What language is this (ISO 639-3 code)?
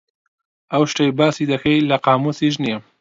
ckb